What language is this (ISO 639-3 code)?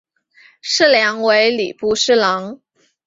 zho